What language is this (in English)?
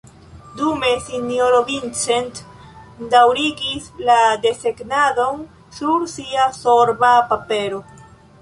Esperanto